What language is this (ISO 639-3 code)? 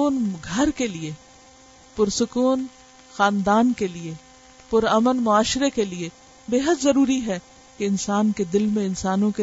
urd